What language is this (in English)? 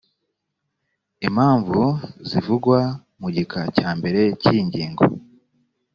Kinyarwanda